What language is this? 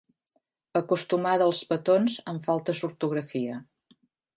Catalan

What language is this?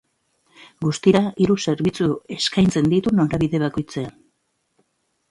Basque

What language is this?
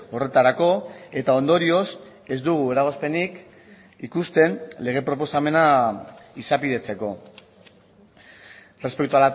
Basque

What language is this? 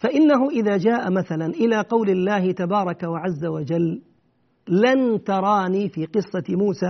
Arabic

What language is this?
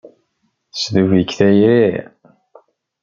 Kabyle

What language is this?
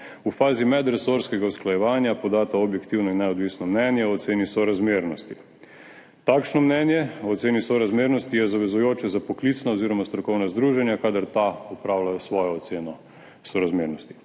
Slovenian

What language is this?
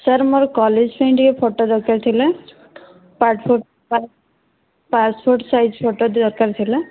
Odia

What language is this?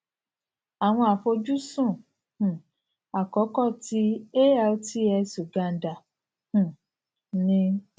Yoruba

